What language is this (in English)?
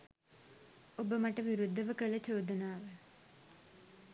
Sinhala